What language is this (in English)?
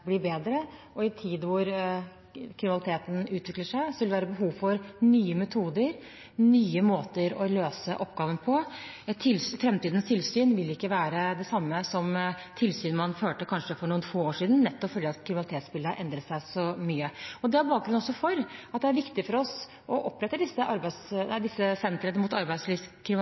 Norwegian Bokmål